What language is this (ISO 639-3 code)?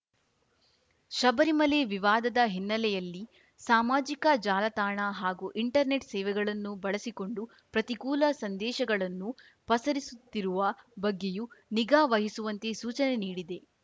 kan